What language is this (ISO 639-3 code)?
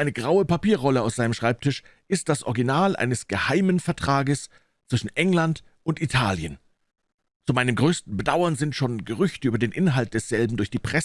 deu